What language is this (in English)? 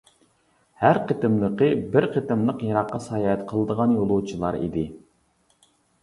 Uyghur